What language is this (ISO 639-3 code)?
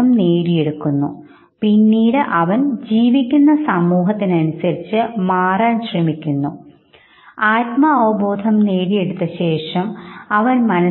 mal